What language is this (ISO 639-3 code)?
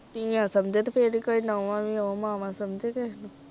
pan